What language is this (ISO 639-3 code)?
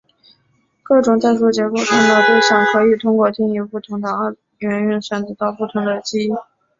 zho